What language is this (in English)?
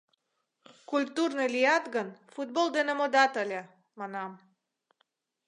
Mari